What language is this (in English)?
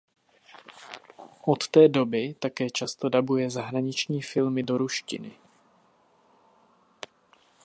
Czech